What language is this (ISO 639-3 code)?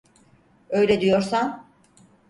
tur